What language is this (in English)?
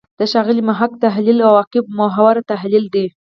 Pashto